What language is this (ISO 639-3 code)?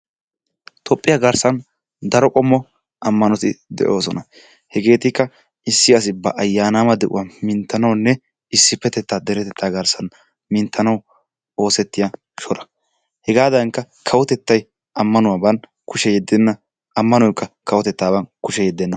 wal